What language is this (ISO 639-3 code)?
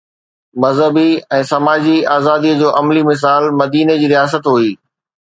snd